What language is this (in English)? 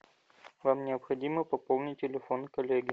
Russian